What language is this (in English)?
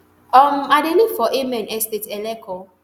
Nigerian Pidgin